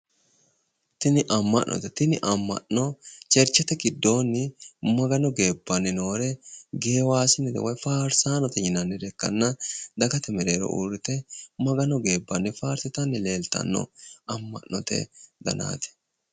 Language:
Sidamo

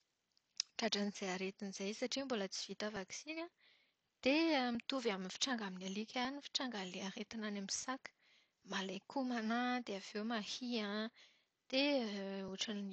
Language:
Malagasy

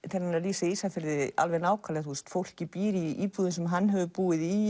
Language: Icelandic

